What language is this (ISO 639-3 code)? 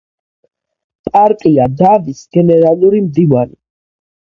kat